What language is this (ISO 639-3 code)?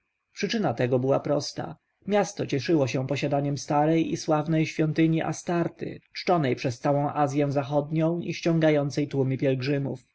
pol